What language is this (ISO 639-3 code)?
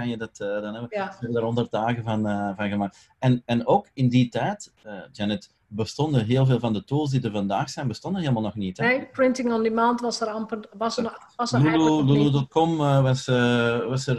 nld